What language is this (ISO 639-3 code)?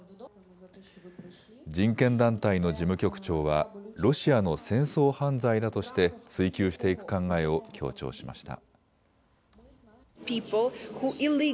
jpn